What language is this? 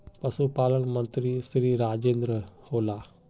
Magahi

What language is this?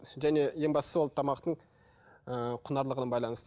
Kazakh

